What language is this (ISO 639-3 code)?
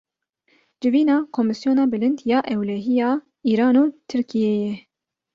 kur